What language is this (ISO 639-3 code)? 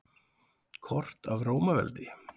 isl